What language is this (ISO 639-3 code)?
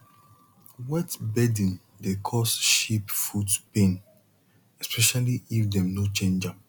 pcm